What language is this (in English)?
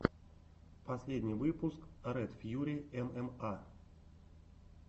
Russian